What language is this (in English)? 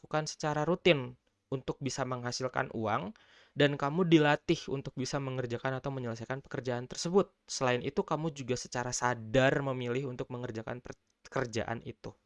Indonesian